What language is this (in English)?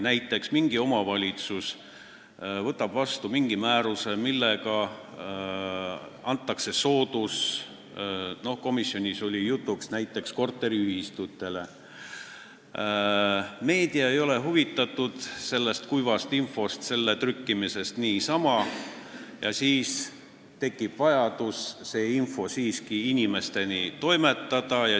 Estonian